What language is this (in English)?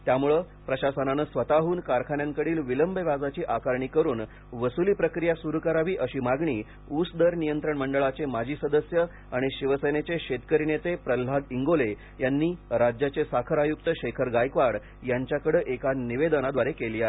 Marathi